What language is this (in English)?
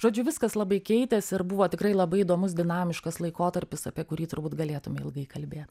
Lithuanian